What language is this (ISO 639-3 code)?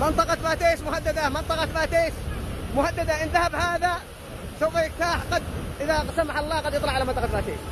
ara